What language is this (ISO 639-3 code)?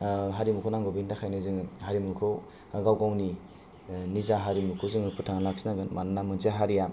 brx